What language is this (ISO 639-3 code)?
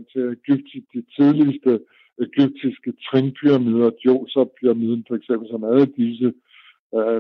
dan